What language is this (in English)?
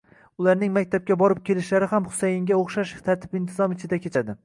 Uzbek